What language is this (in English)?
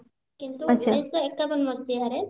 Odia